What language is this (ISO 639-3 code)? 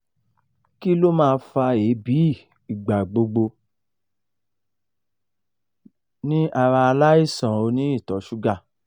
yor